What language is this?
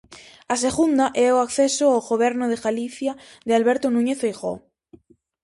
Galician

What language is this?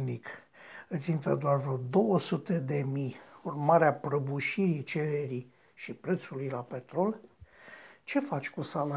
Romanian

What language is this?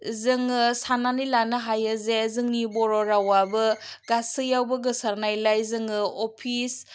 Bodo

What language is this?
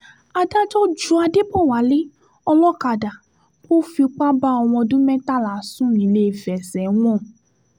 Yoruba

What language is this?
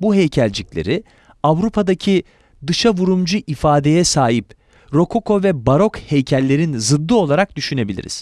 Turkish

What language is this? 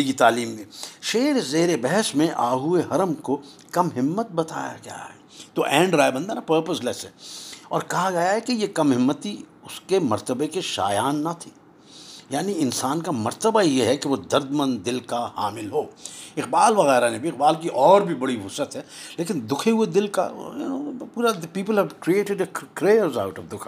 Urdu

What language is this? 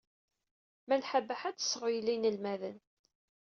Kabyle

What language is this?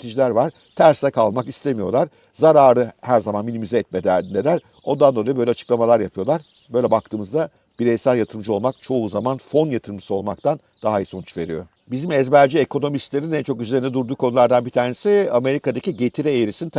Turkish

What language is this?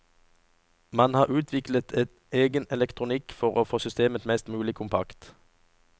Norwegian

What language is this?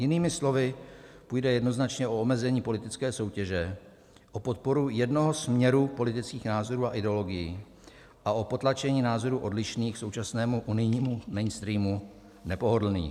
Czech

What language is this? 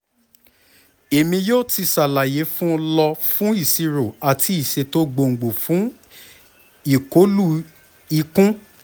Yoruba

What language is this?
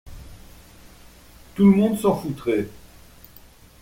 French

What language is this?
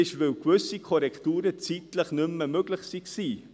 Swiss German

